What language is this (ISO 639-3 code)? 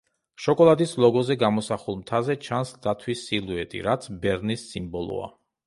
kat